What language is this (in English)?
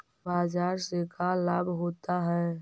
Magahi